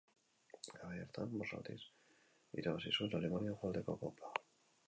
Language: Basque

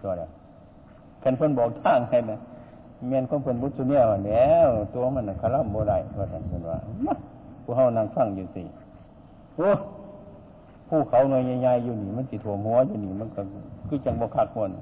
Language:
Thai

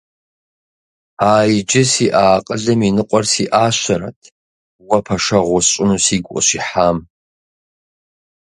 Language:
Kabardian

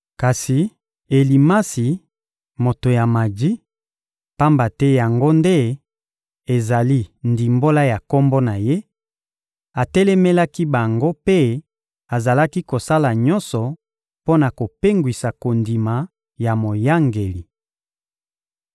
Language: Lingala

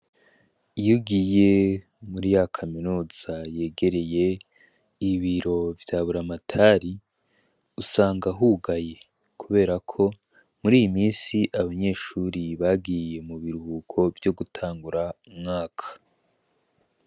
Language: Rundi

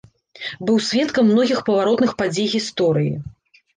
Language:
Belarusian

